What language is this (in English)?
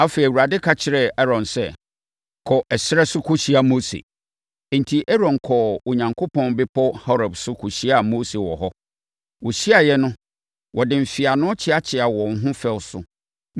Akan